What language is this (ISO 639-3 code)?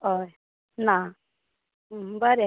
kok